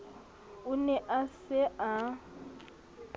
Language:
Southern Sotho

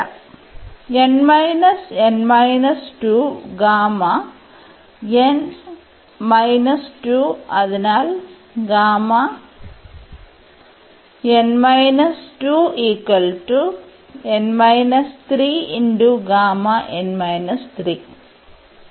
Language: Malayalam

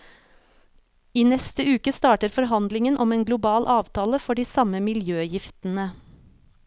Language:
Norwegian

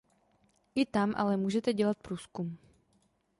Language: Czech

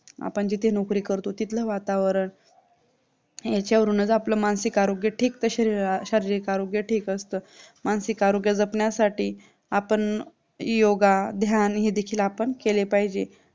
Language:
Marathi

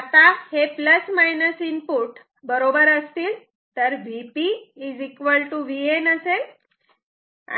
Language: Marathi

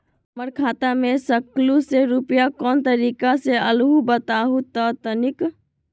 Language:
Magahi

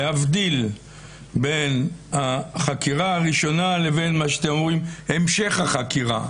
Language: Hebrew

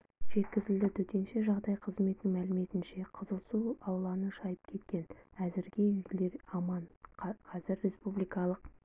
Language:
Kazakh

